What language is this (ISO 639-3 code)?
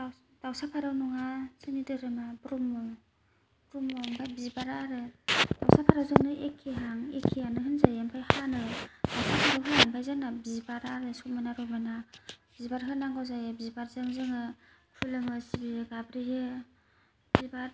brx